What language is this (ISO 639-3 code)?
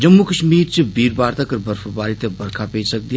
doi